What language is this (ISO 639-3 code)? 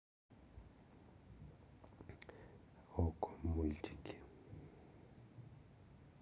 rus